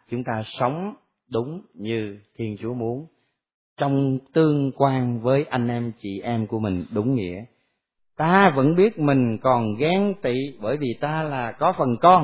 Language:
Vietnamese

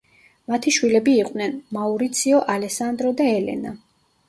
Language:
Georgian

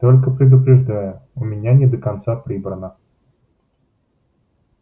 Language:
Russian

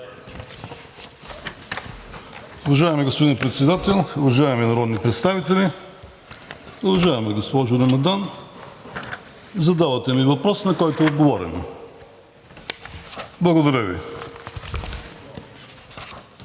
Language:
Bulgarian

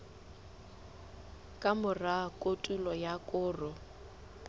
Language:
Southern Sotho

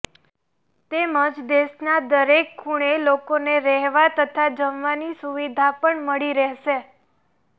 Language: Gujarati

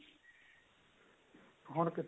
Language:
Punjabi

